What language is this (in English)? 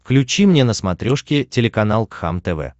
Russian